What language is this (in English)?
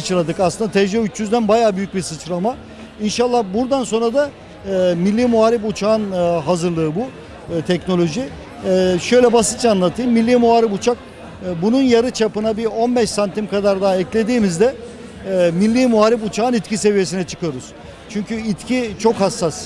Turkish